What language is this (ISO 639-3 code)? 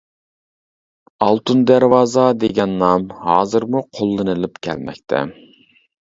uig